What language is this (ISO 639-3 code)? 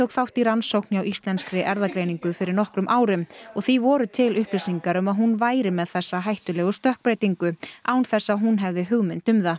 isl